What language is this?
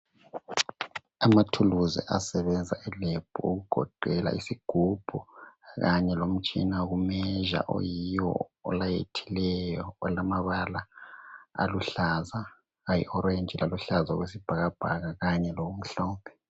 North Ndebele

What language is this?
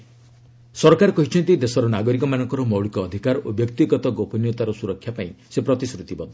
Odia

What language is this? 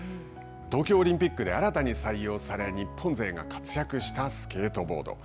Japanese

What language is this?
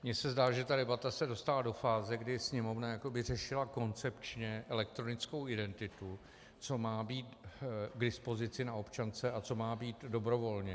Czech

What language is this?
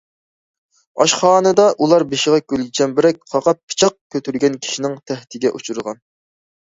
Uyghur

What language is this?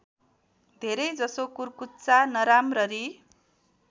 Nepali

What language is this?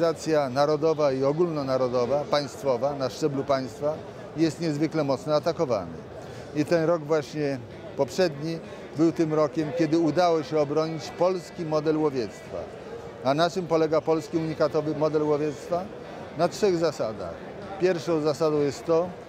Polish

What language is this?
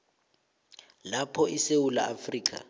South Ndebele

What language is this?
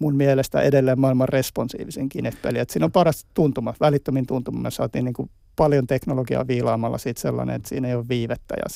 Finnish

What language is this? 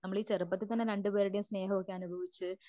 Malayalam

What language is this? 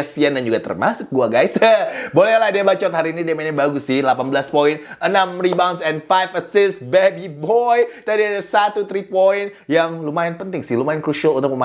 Indonesian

